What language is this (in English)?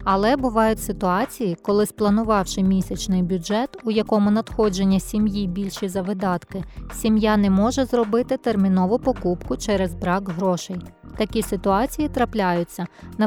Ukrainian